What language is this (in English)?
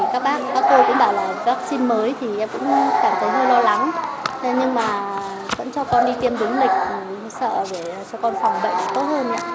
Vietnamese